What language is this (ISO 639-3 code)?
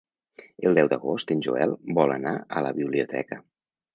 cat